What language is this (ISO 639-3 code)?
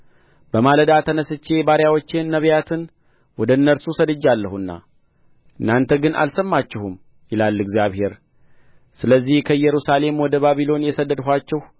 amh